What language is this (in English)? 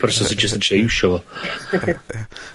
Welsh